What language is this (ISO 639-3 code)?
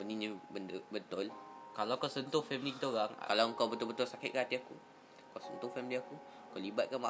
msa